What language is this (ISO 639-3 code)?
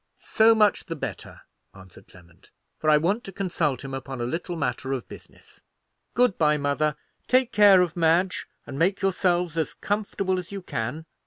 eng